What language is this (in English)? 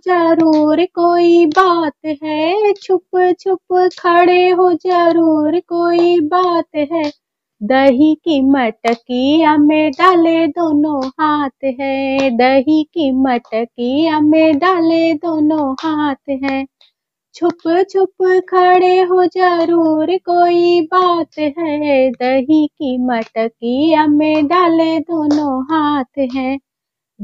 Hindi